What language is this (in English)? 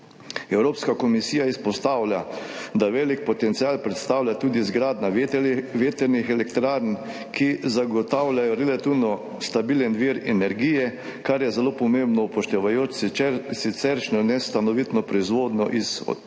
Slovenian